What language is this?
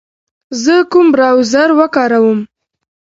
Pashto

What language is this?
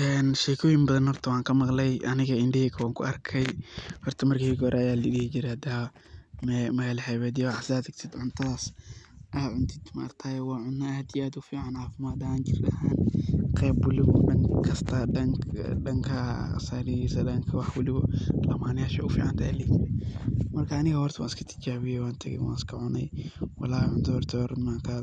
Somali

